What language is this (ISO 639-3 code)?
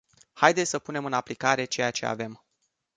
ron